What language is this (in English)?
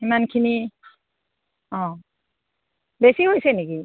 Assamese